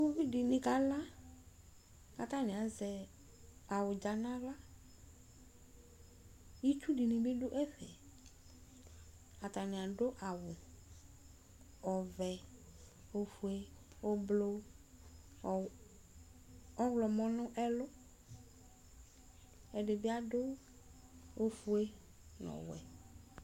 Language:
Ikposo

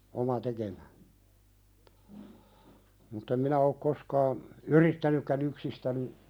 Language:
Finnish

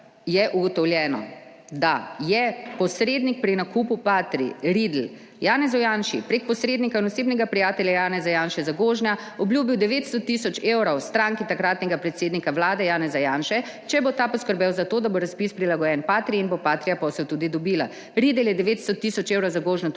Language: Slovenian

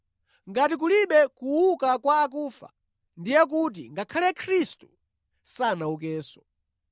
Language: Nyanja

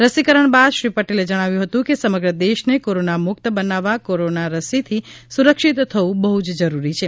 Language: Gujarati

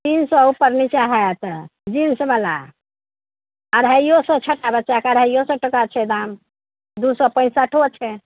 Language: Maithili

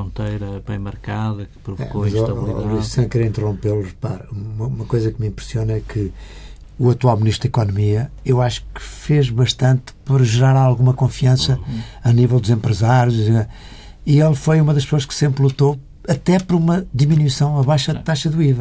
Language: Portuguese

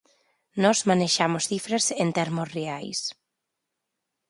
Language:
Galician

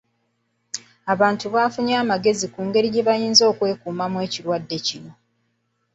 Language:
Ganda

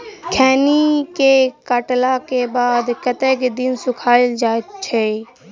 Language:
Maithili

